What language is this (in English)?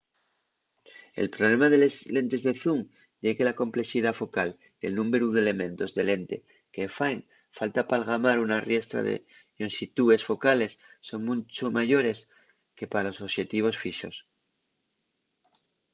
Asturian